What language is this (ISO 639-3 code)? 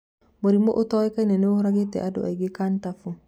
kik